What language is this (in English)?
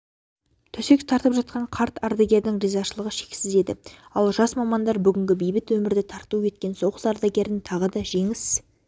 Kazakh